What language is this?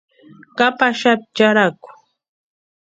Western Highland Purepecha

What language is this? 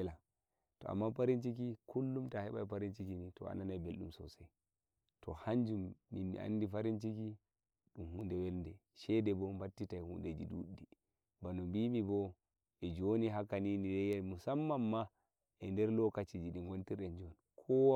Nigerian Fulfulde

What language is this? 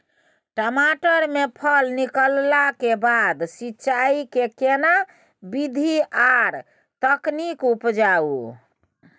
Maithili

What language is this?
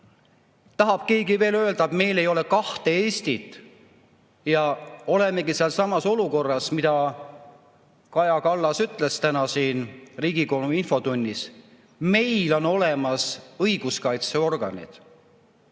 Estonian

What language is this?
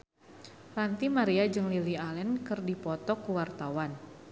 Sundanese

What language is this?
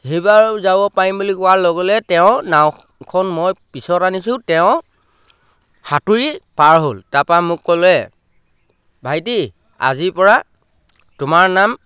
Assamese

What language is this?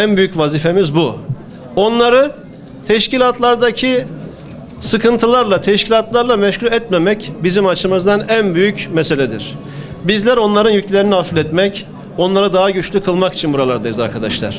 Turkish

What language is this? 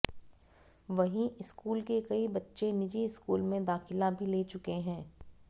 Hindi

